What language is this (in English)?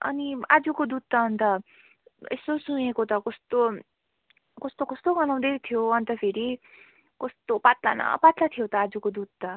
Nepali